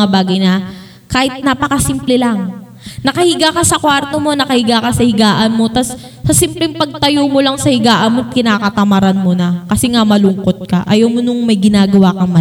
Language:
Filipino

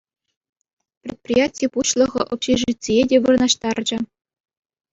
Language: Chuvash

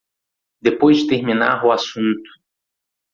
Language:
Portuguese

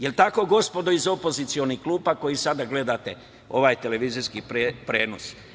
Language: Serbian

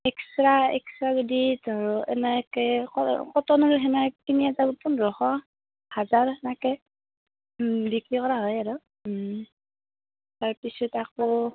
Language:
Assamese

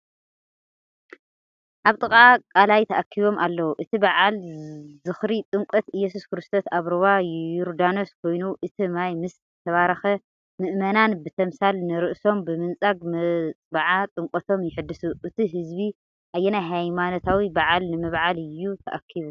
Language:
Tigrinya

